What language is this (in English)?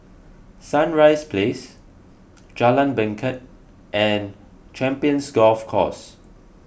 English